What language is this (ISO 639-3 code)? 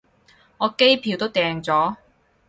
yue